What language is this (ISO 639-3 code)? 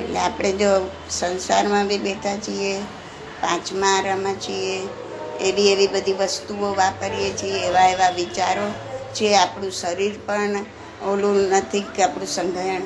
guj